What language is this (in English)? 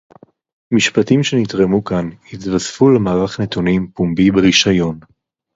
Hebrew